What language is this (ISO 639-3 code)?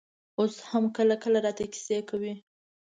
pus